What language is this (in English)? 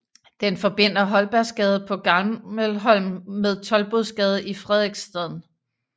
Danish